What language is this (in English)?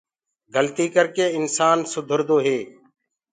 Gurgula